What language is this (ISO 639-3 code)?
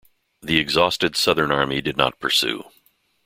eng